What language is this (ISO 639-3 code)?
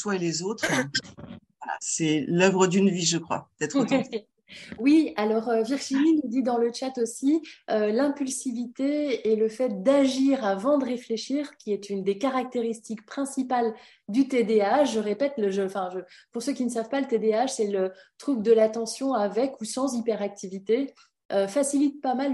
fra